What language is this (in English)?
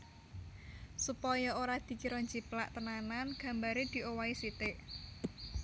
Javanese